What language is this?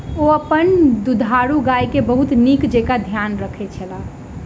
Maithili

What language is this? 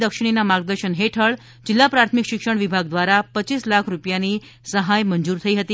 Gujarati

